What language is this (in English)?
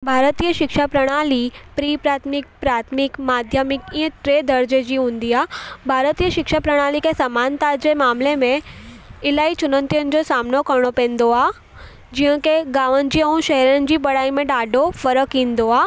Sindhi